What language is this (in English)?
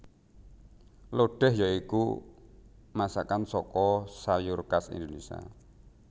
Javanese